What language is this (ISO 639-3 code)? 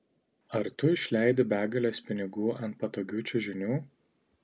lit